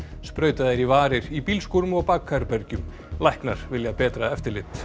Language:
Icelandic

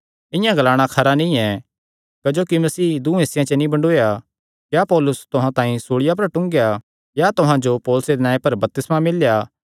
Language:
Kangri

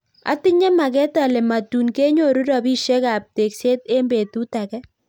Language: Kalenjin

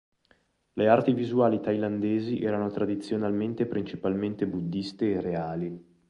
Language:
Italian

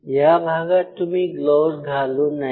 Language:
Marathi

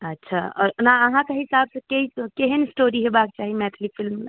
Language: Maithili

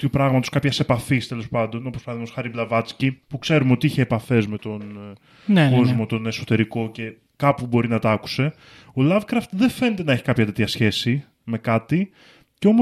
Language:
Greek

